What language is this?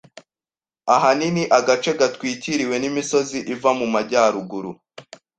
Kinyarwanda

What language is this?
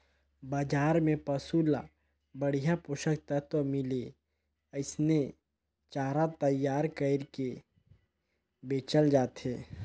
Chhattisgarhi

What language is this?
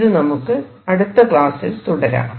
Malayalam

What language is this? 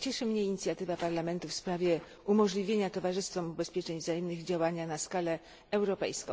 Polish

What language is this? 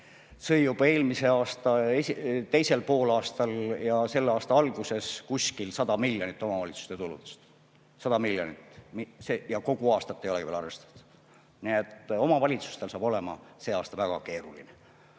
Estonian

